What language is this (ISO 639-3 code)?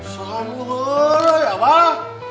ind